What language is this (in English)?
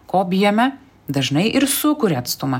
Lithuanian